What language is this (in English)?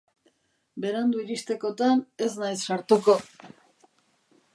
Basque